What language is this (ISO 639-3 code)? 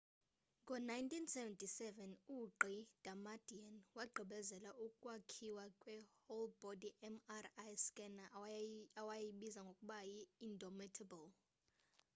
xho